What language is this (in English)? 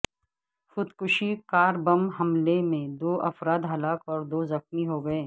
Urdu